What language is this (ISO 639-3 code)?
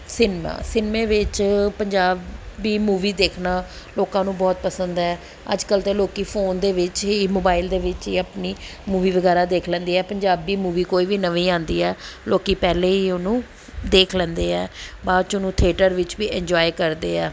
pan